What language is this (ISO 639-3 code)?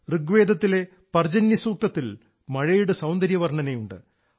mal